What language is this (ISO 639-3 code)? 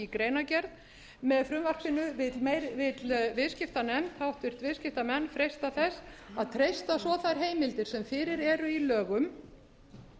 isl